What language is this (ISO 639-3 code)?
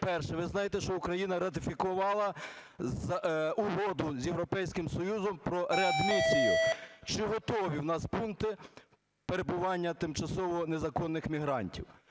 ukr